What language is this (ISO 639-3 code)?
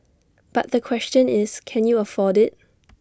eng